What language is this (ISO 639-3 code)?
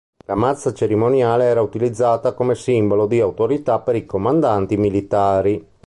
ita